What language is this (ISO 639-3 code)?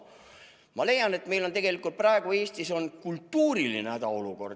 est